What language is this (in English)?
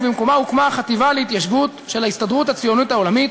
Hebrew